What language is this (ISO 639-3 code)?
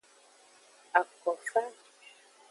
ajg